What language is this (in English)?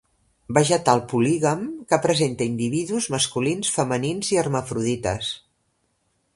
Catalan